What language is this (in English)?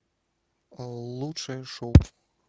Russian